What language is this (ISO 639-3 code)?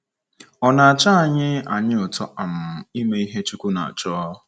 ibo